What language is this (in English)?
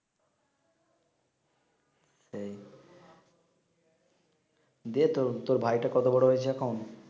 Bangla